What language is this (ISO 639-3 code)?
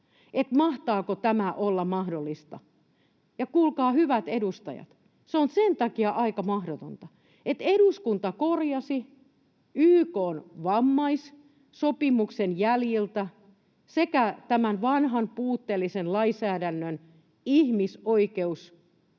fin